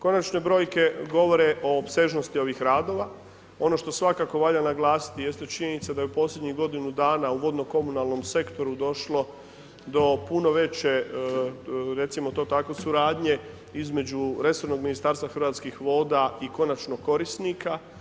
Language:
Croatian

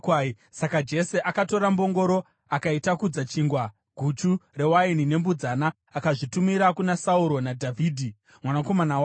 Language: Shona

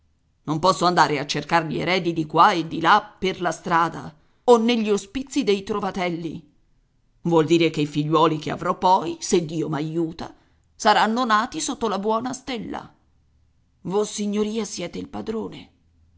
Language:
Italian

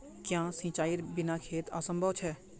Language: Magahi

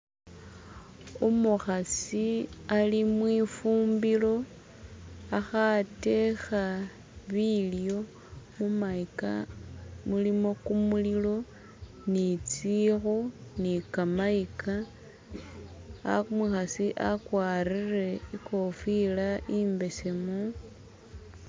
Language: Masaaba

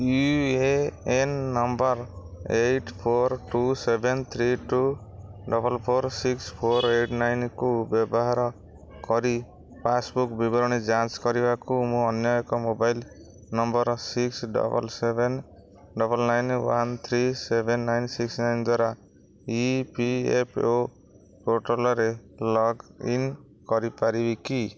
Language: Odia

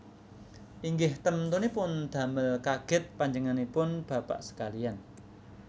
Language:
Javanese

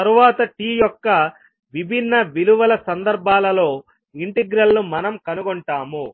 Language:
Telugu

